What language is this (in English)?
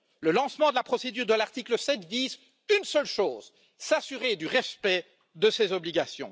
French